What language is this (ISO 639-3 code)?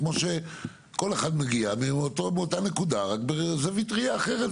heb